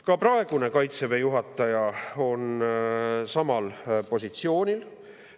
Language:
Estonian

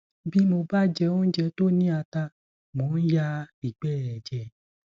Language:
Yoruba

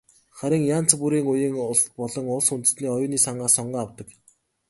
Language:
Mongolian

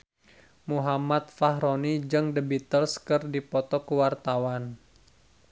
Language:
Sundanese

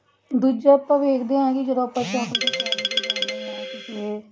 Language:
Punjabi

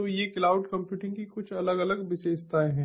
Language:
Hindi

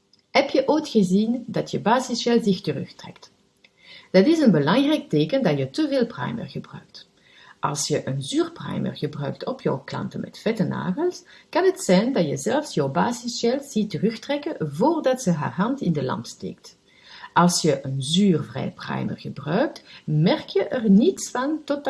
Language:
Dutch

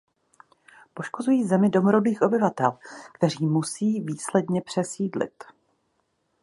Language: Czech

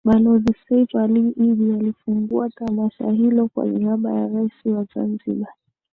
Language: Swahili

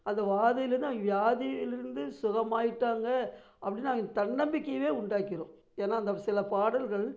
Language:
Tamil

